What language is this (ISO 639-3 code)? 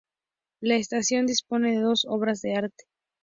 spa